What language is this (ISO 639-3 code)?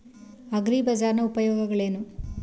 kan